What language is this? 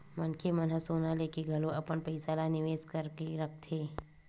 Chhattisgarhi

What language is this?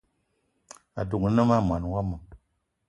Eton (Cameroon)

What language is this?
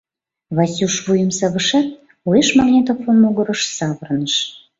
Mari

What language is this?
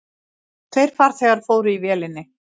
Icelandic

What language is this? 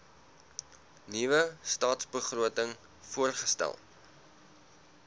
Afrikaans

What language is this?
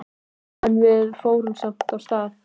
Icelandic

